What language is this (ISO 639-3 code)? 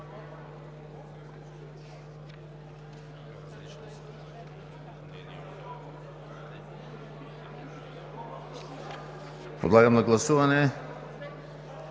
bul